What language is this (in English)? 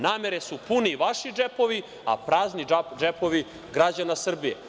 Serbian